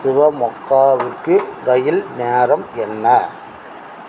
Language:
Tamil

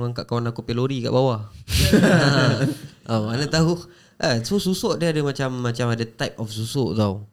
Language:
Malay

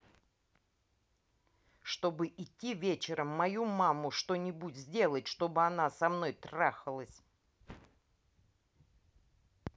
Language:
Russian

